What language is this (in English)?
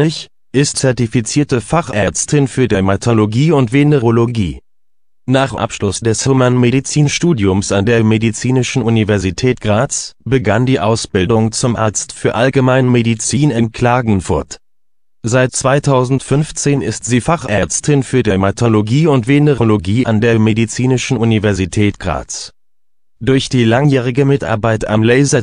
German